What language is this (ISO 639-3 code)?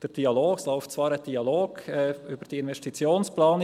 gsw